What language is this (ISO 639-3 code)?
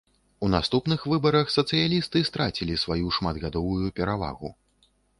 bel